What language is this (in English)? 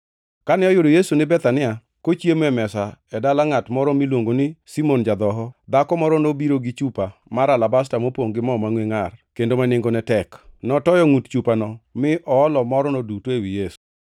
Luo (Kenya and Tanzania)